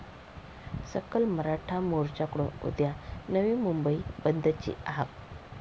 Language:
Marathi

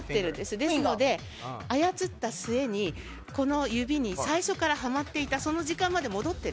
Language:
Japanese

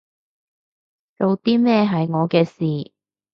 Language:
Cantonese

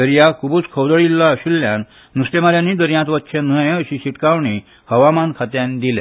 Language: Konkani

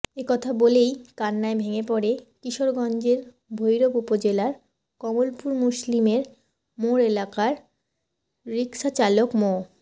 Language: Bangla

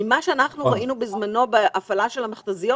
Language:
Hebrew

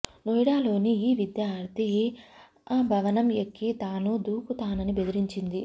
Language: Telugu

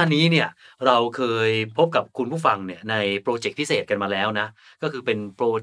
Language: Thai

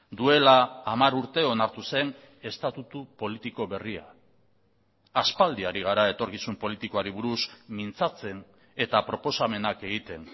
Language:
Basque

